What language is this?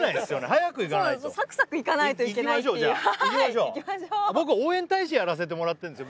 Japanese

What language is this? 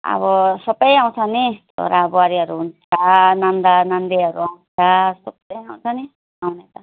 Nepali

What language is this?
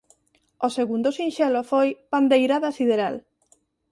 Galician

